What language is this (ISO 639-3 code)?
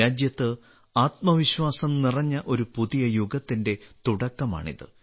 mal